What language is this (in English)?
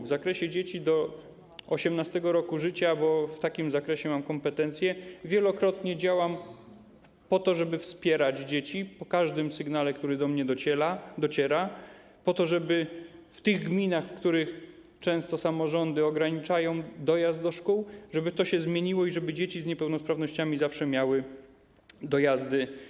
Polish